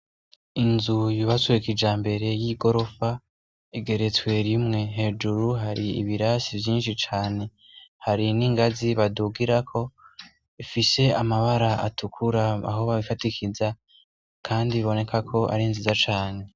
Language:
Rundi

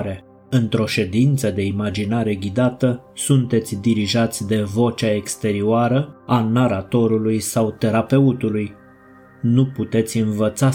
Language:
Romanian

